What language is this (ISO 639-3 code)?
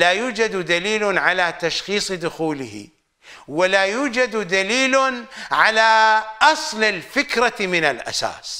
ara